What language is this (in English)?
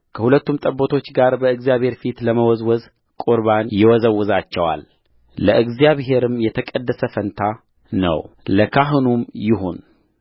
Amharic